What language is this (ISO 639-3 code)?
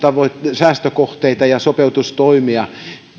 fin